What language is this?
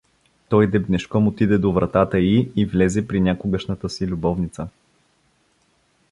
Bulgarian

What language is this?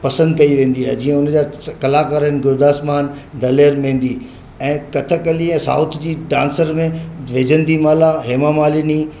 Sindhi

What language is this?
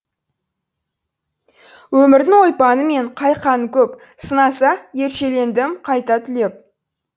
Kazakh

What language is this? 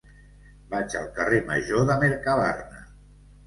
Catalan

